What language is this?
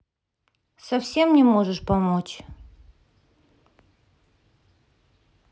Russian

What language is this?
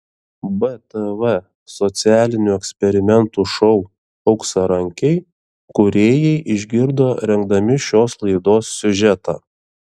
Lithuanian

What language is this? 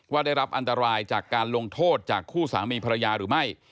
Thai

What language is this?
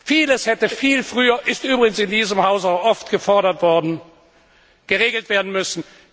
German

